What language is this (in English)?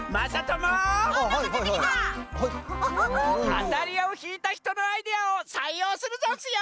Japanese